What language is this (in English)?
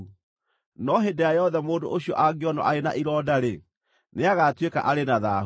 Kikuyu